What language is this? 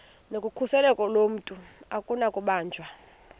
Xhosa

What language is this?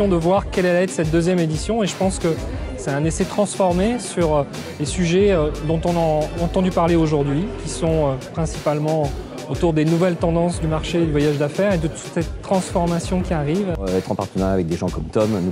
French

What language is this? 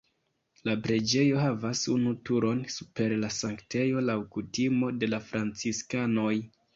Esperanto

